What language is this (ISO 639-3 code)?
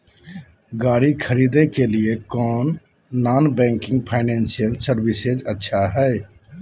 mag